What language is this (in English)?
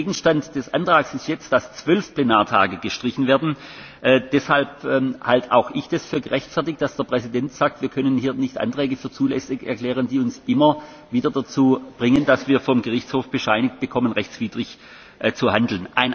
German